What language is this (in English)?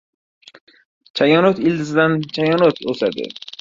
Uzbek